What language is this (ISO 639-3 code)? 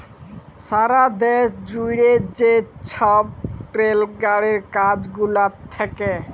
ben